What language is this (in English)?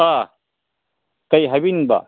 Manipuri